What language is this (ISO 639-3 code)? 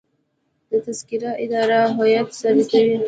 pus